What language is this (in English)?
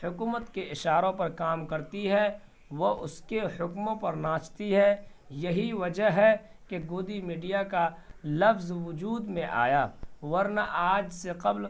Urdu